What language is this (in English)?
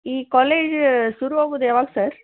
Kannada